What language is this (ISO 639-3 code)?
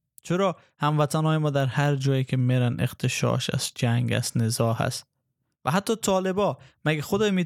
fas